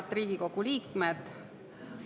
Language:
Estonian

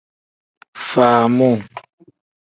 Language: Tem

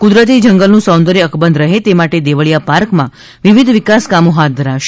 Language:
Gujarati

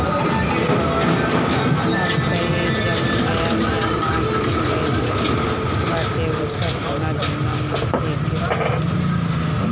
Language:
Bhojpuri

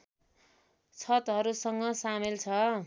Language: Nepali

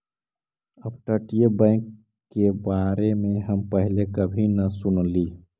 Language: Magahi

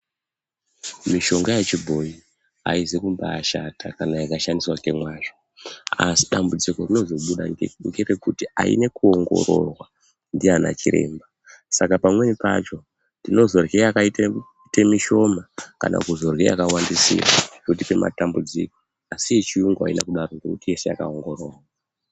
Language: Ndau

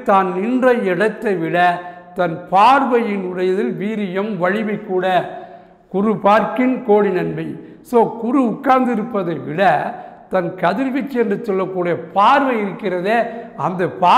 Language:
Tamil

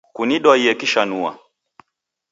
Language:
Taita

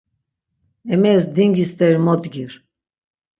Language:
Laz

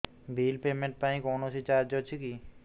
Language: Odia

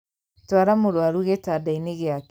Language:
Kikuyu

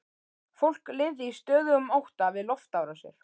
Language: Icelandic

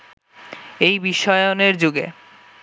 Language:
Bangla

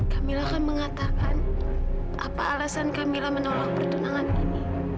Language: Indonesian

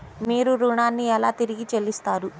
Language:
Telugu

